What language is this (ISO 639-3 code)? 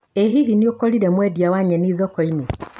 kik